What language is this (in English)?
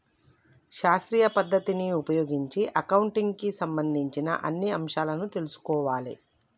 Telugu